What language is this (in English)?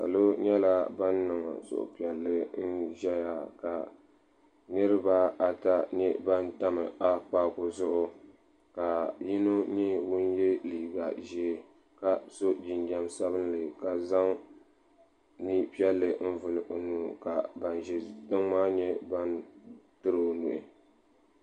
Dagbani